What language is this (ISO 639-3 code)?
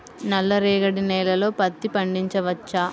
tel